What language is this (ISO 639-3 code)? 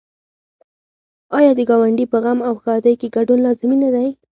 pus